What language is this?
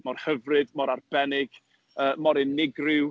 Welsh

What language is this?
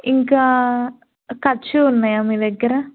Telugu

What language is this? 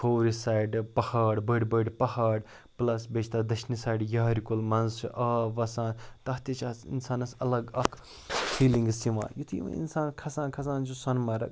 Kashmiri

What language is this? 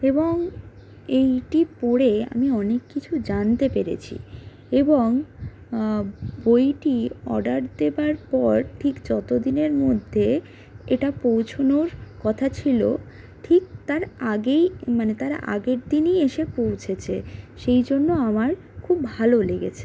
Bangla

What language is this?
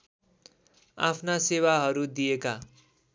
Nepali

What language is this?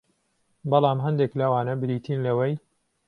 Central Kurdish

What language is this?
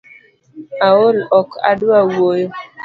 Luo (Kenya and Tanzania)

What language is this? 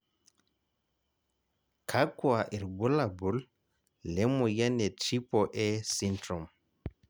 Masai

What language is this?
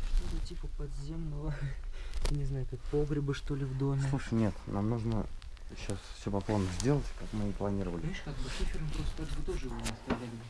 Russian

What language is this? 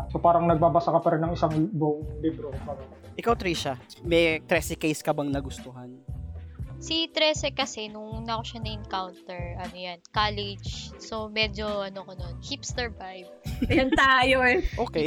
Filipino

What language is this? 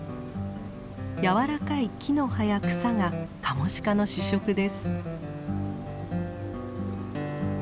Japanese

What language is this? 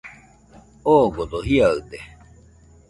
Nüpode Huitoto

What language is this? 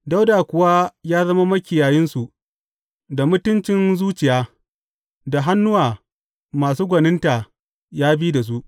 Hausa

